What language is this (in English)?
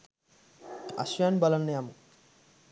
Sinhala